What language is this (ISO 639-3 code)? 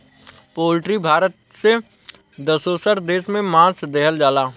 bho